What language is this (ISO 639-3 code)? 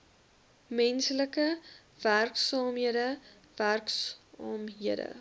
afr